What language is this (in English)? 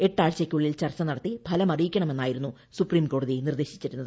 Malayalam